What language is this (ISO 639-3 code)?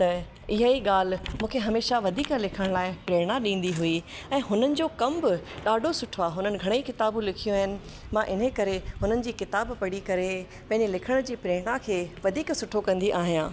snd